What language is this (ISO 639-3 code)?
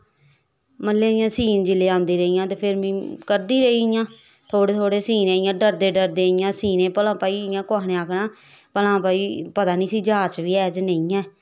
doi